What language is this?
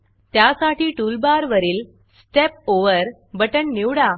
Marathi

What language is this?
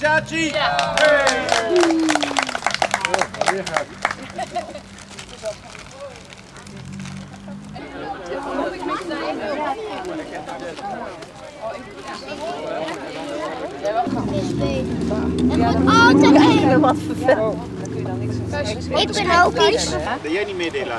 Dutch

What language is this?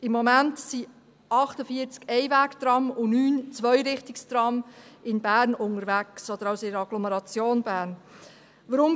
Swiss German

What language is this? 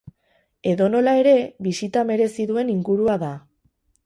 Basque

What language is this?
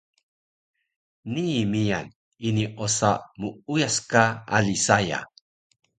Taroko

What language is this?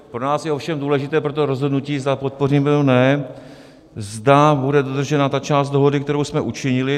Czech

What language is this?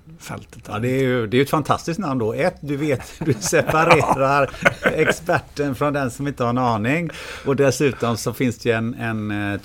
Swedish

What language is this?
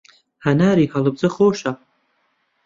Central Kurdish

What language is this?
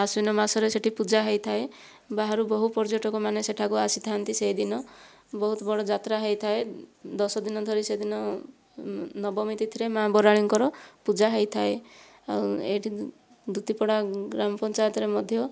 Odia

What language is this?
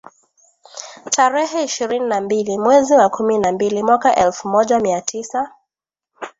Swahili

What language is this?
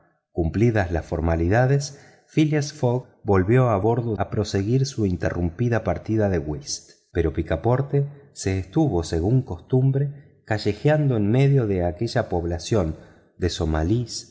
Spanish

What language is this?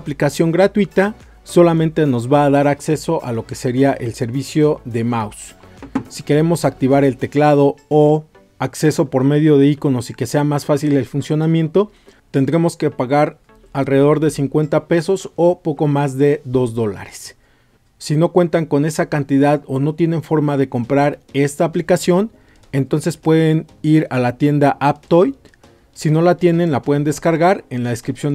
Spanish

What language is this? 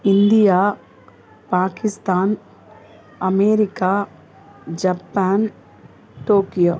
Tamil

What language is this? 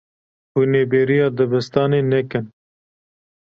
Kurdish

